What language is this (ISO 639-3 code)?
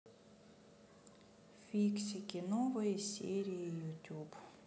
rus